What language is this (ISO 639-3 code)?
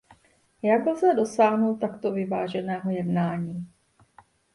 ces